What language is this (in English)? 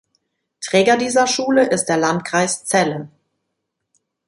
German